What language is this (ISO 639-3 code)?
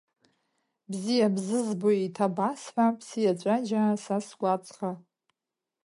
abk